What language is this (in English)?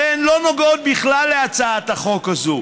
Hebrew